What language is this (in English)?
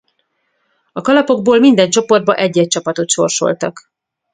Hungarian